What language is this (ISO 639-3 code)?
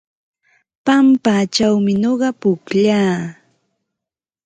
qva